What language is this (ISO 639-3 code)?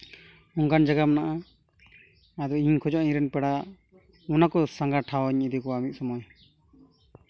sat